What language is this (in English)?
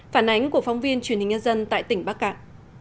Vietnamese